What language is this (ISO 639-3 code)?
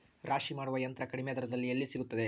kan